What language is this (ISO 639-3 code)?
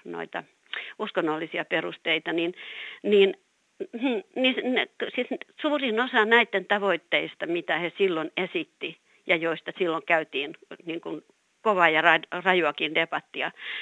fin